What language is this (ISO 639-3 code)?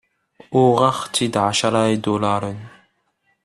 kab